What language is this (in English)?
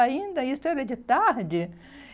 Portuguese